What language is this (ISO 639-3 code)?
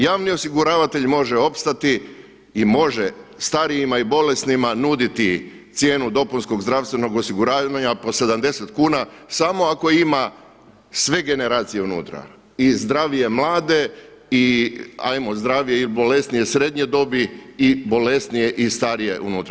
hrv